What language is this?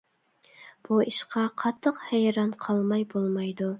Uyghur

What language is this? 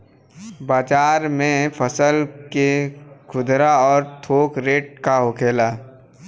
Bhojpuri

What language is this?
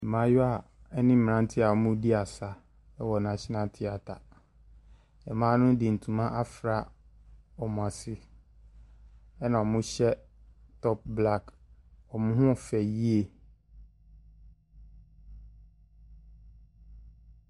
Akan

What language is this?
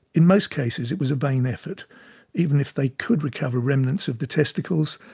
English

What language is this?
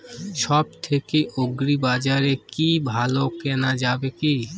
Bangla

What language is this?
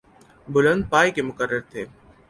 Urdu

